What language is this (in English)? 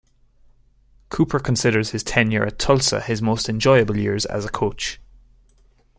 English